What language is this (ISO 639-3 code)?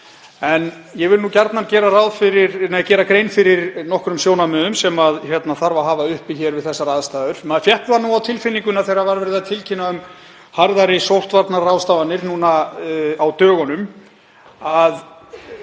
isl